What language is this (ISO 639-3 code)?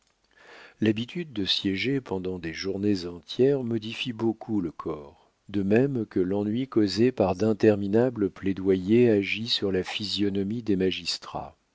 fra